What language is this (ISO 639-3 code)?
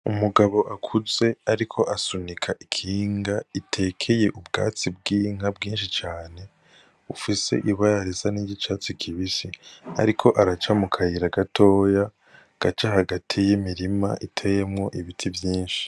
run